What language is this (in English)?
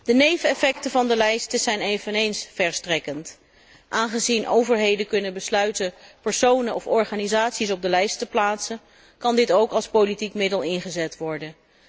Dutch